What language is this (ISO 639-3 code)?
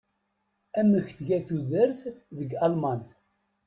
kab